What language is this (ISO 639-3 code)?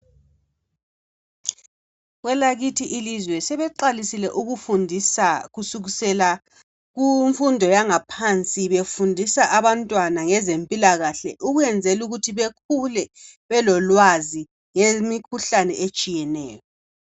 nde